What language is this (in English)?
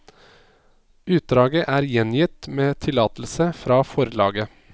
Norwegian